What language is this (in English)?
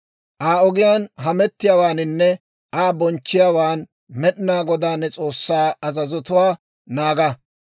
Dawro